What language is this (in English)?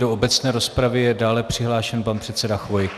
Czech